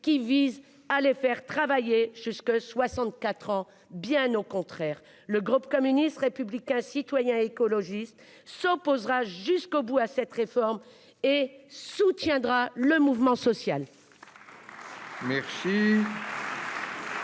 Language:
French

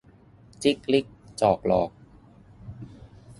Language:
Thai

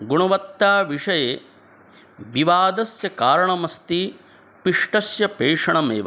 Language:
Sanskrit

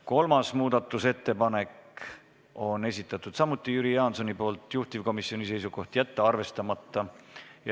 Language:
Estonian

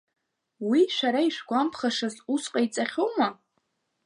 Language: Abkhazian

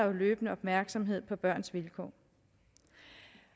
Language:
Danish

